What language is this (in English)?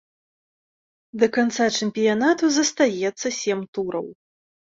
Belarusian